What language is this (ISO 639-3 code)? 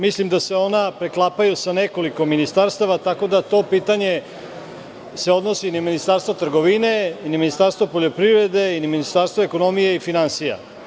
srp